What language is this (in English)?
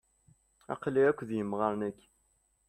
Kabyle